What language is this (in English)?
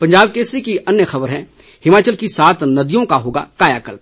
Hindi